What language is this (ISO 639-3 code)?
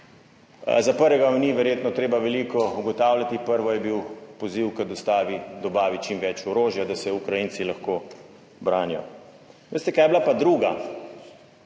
slv